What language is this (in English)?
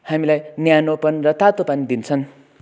Nepali